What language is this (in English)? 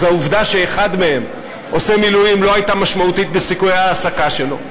Hebrew